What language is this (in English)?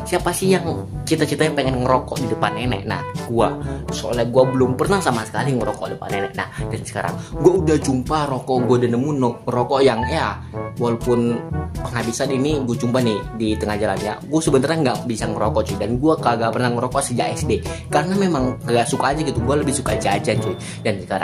Indonesian